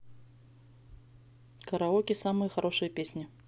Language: Russian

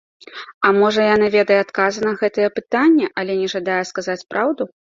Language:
Belarusian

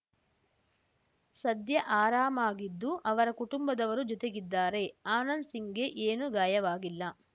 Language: Kannada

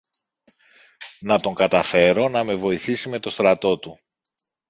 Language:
Greek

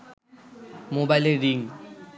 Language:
Bangla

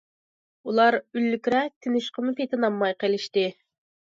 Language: Uyghur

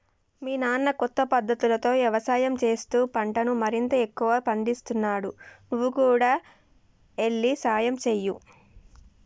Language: Telugu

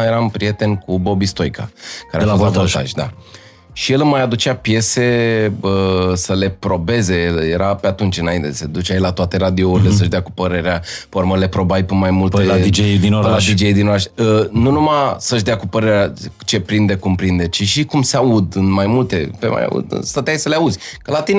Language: Romanian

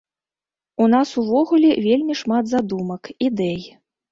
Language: Belarusian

